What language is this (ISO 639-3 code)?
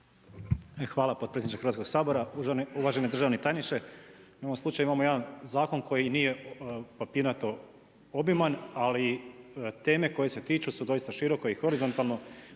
hrv